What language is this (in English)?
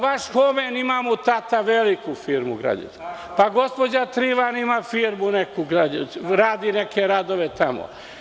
Serbian